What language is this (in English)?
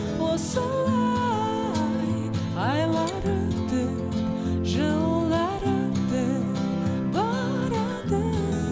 Kazakh